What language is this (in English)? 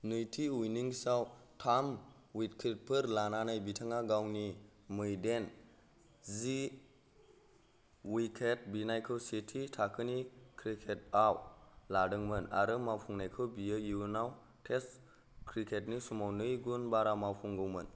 Bodo